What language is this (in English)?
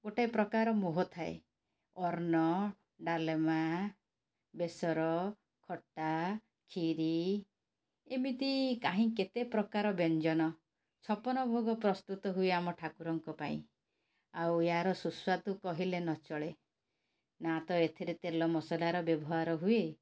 Odia